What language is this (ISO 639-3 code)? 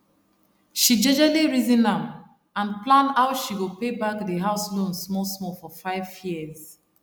pcm